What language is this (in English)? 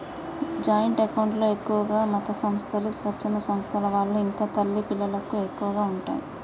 Telugu